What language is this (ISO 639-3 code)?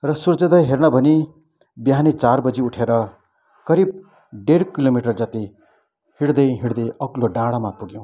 nep